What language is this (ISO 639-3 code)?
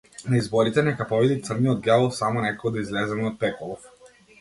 mkd